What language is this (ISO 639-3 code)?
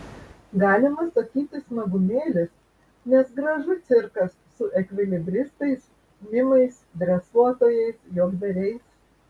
lit